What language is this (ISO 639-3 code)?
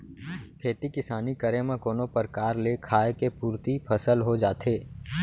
hne